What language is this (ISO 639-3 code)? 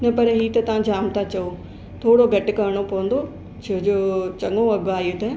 snd